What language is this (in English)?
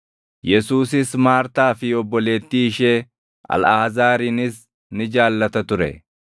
Oromo